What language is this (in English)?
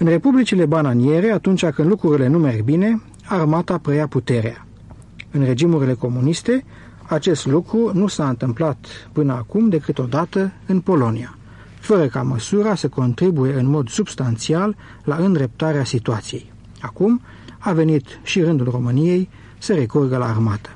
Romanian